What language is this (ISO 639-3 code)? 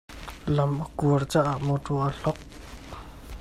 cnh